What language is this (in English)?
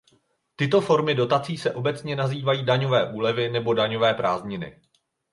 Czech